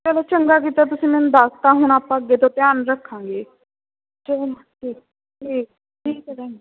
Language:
Punjabi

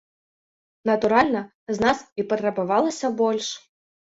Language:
Belarusian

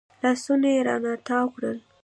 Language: Pashto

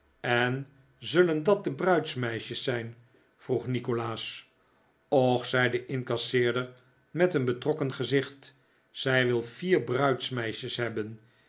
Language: Dutch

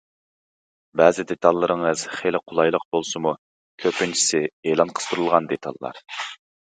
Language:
Uyghur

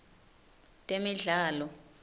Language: Swati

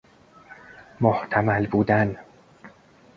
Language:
Persian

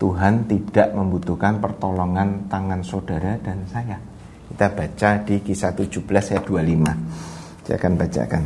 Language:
Indonesian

